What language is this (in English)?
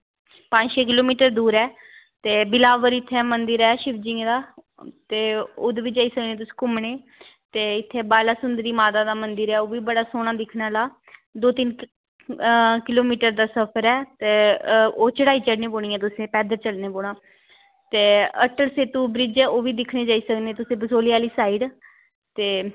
Dogri